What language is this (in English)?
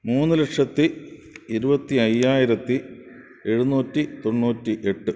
Malayalam